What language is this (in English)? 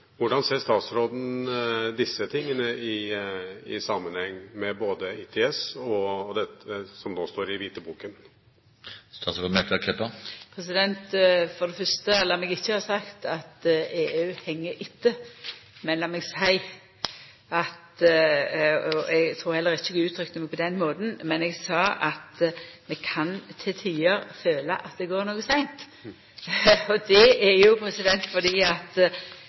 Norwegian